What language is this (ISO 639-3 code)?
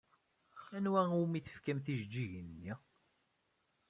kab